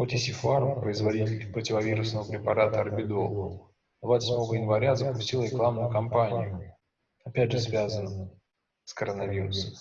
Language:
Russian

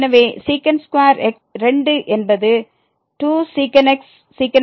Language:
Tamil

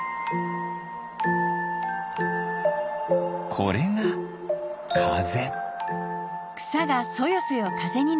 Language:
Japanese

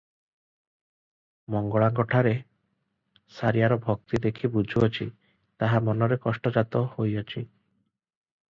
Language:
Odia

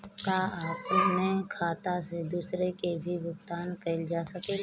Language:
Bhojpuri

